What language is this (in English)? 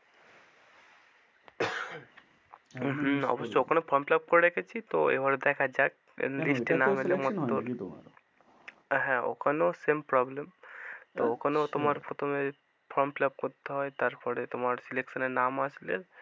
Bangla